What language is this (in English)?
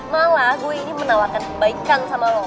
Indonesian